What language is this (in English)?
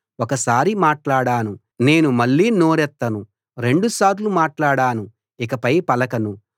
Telugu